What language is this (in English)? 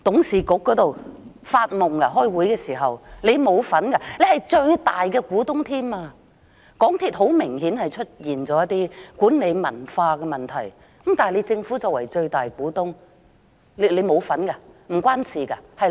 Cantonese